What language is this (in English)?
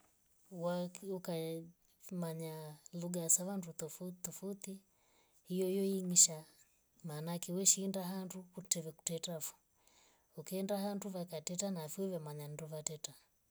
Rombo